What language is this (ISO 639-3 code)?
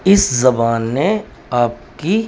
urd